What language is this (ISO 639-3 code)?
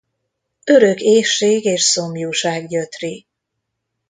hun